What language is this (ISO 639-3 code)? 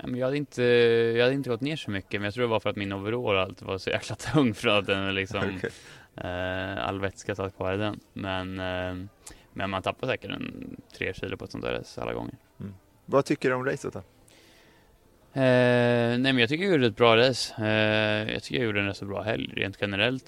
swe